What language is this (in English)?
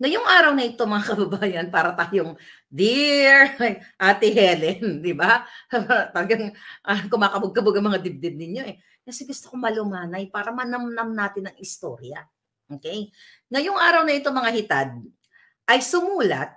Filipino